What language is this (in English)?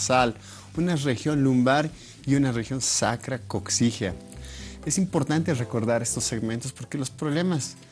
Spanish